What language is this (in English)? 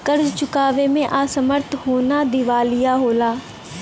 Bhojpuri